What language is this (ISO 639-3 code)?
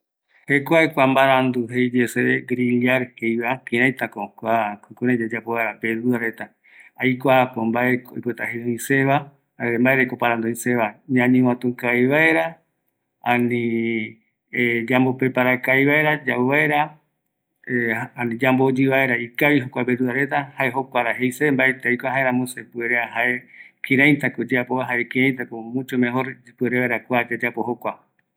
gui